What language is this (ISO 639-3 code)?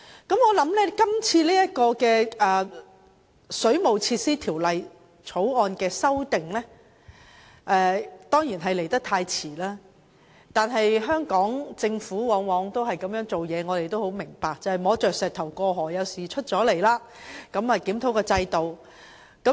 yue